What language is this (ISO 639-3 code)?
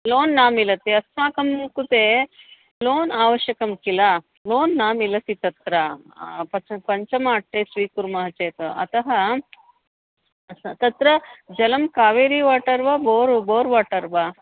san